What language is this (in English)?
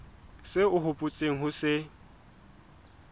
Southern Sotho